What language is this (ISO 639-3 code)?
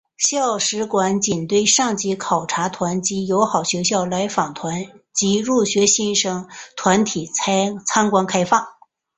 zho